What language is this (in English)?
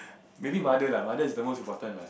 English